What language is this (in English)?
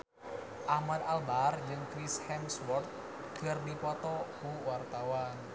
Sundanese